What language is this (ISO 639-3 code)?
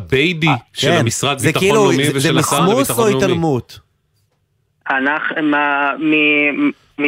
heb